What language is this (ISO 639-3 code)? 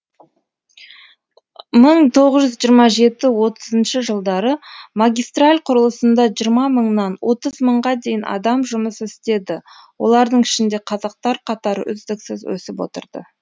kaz